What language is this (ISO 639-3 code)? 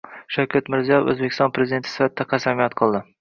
uzb